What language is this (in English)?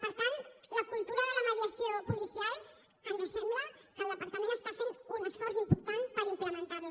Catalan